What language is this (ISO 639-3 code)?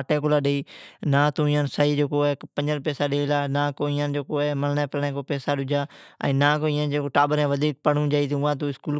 odk